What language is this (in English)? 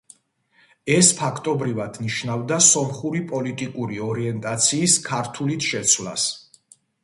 Georgian